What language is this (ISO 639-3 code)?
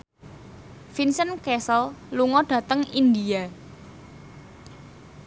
jav